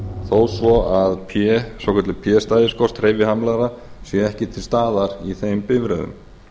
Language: Icelandic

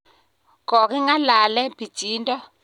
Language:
Kalenjin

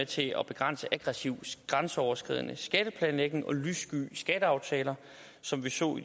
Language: Danish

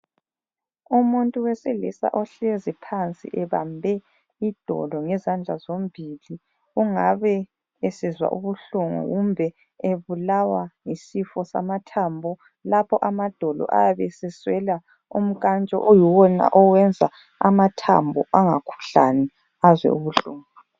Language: North Ndebele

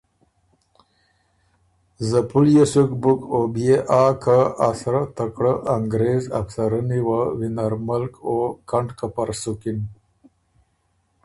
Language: Ormuri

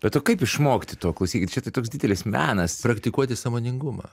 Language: Lithuanian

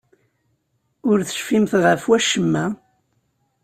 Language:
Kabyle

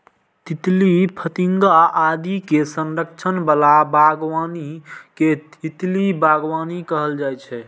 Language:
Maithili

